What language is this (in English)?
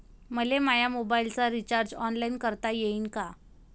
Marathi